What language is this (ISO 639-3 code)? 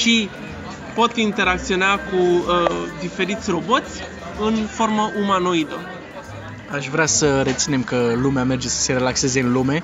ron